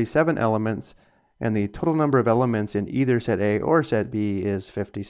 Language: English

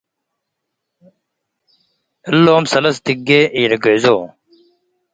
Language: Tigre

